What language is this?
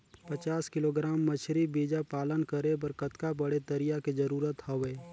Chhattisgarhi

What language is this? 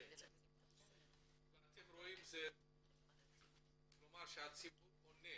Hebrew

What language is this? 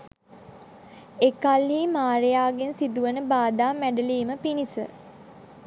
Sinhala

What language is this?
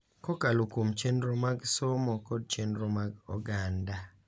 Luo (Kenya and Tanzania)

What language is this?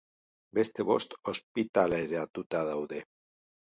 Basque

